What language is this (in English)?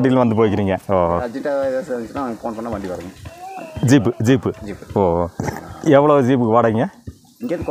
Tamil